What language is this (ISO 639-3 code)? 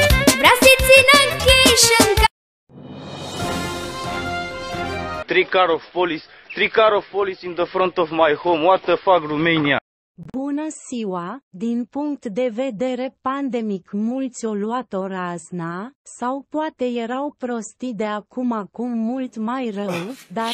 ron